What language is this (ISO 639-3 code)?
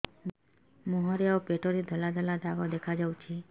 ori